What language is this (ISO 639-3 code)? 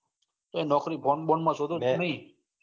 guj